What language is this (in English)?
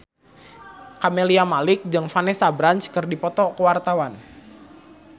Sundanese